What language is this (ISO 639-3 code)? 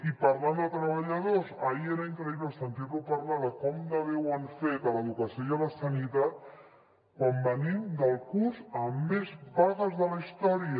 cat